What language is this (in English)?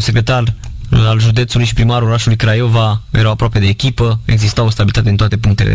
Romanian